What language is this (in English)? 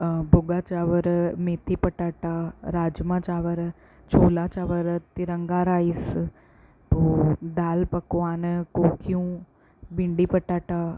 Sindhi